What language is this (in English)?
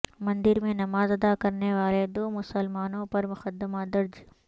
Urdu